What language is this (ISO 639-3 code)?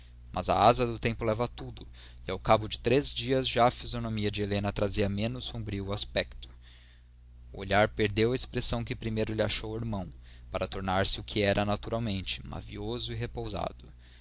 por